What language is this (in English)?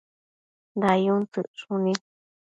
Matsés